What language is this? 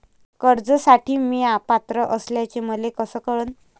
Marathi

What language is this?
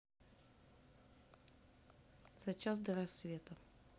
Russian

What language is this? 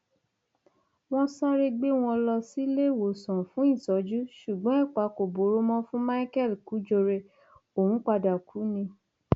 Yoruba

